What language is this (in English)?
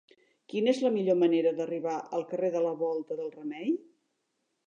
Catalan